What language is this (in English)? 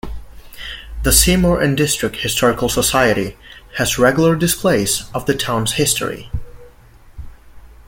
English